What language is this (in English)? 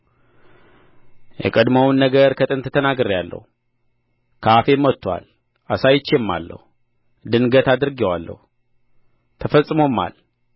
Amharic